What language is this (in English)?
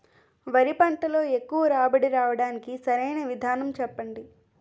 Telugu